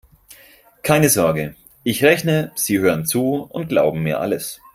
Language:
German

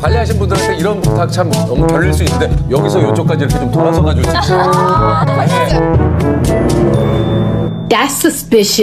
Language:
Korean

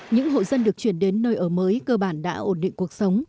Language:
Vietnamese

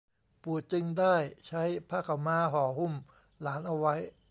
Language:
Thai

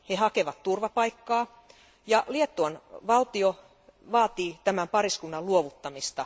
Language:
Finnish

